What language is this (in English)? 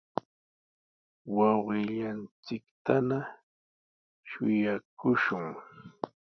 Sihuas Ancash Quechua